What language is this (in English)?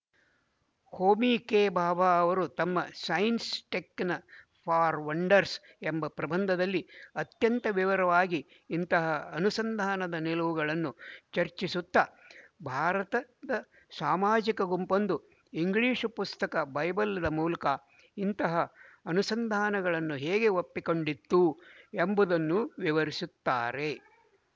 Kannada